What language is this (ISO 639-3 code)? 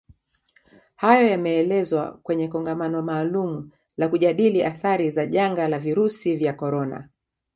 swa